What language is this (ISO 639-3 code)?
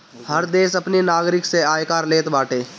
bho